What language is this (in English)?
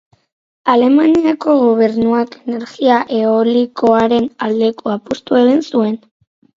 Basque